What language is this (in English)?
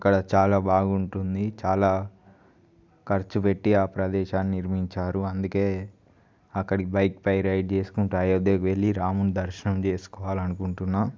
Telugu